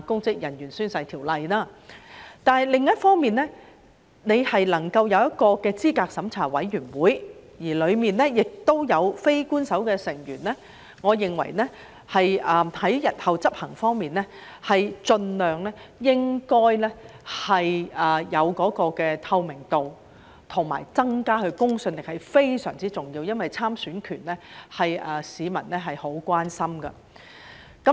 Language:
Cantonese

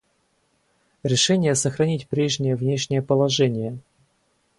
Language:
Russian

